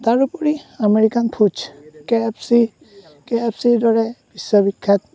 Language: Assamese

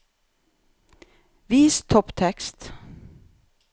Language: Norwegian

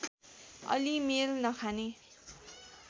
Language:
Nepali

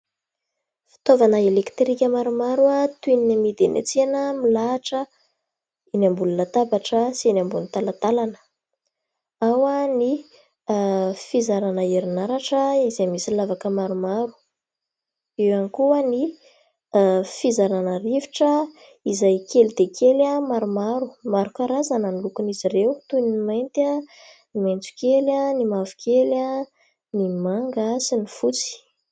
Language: Malagasy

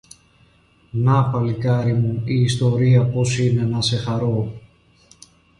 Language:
Greek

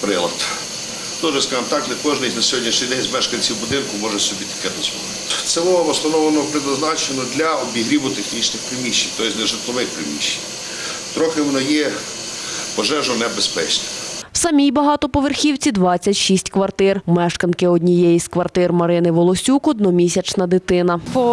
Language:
Ukrainian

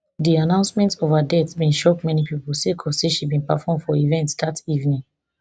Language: Nigerian Pidgin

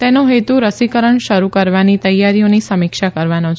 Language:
Gujarati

